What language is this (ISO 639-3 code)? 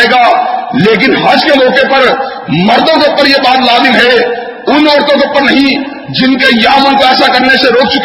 urd